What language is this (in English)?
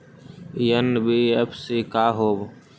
Magahi